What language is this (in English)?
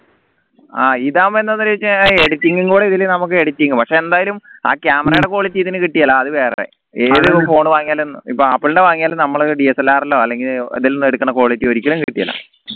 Malayalam